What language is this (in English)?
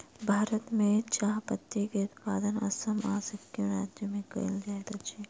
Maithili